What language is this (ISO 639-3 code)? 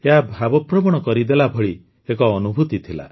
ori